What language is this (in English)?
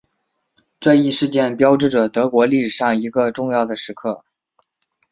Chinese